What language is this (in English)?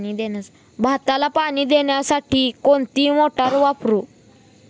Marathi